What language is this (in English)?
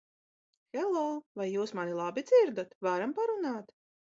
Latvian